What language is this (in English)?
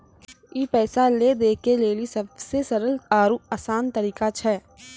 Maithili